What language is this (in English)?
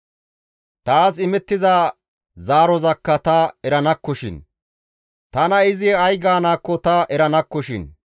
Gamo